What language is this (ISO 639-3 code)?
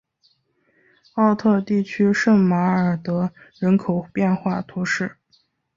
zho